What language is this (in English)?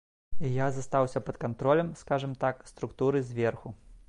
Belarusian